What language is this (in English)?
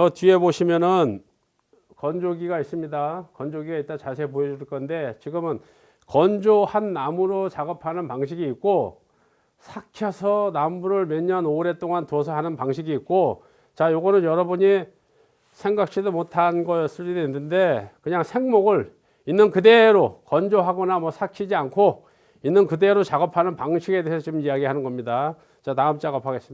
Korean